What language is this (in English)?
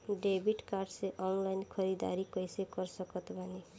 Bhojpuri